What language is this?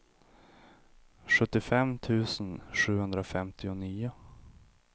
Swedish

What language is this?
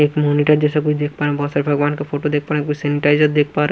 Hindi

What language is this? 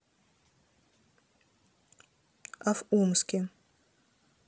Russian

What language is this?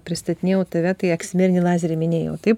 Lithuanian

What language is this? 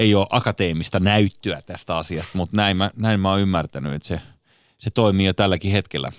Finnish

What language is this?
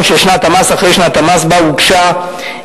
Hebrew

